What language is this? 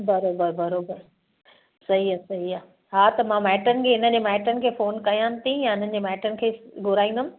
Sindhi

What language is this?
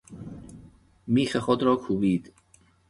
Persian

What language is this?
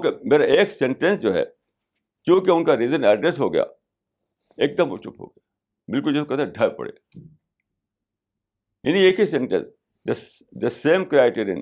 Urdu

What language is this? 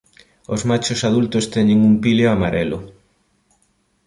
Galician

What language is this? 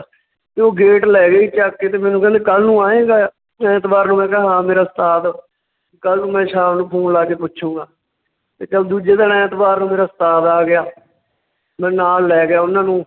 Punjabi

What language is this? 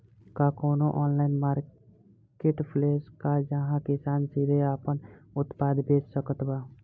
Bhojpuri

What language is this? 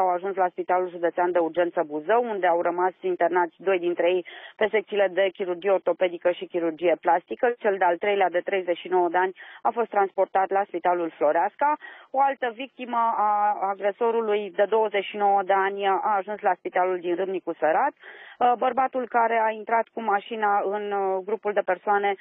Romanian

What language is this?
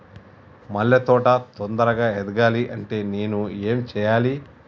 Telugu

